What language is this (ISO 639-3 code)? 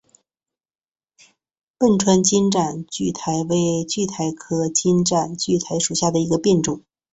zho